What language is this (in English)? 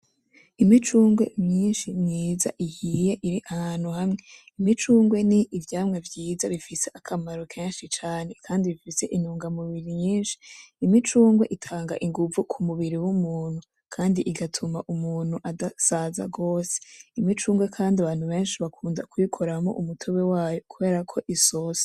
Rundi